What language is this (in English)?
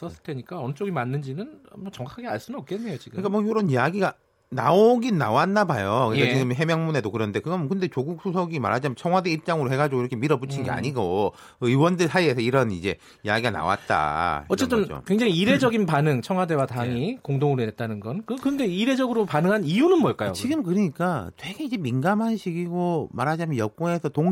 Korean